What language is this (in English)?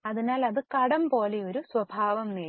Malayalam